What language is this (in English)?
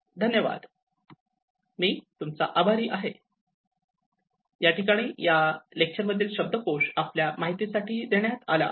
Marathi